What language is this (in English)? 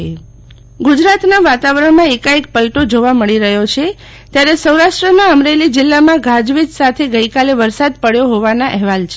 Gujarati